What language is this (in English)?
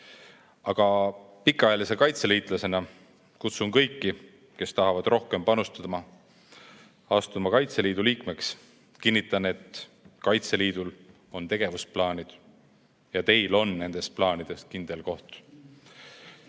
Estonian